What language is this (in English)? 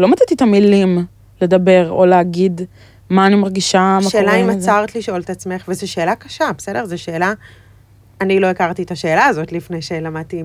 Hebrew